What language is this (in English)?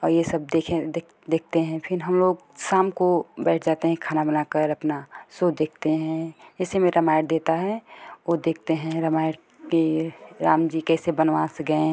Hindi